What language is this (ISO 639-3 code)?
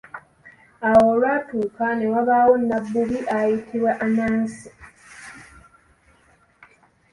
lug